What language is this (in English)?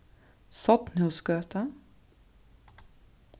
Faroese